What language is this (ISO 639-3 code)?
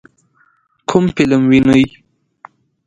pus